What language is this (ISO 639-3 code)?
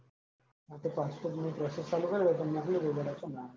guj